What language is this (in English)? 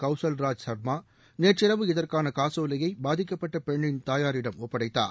Tamil